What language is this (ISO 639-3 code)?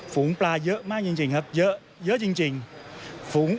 tha